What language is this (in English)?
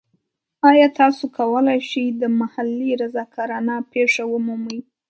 Pashto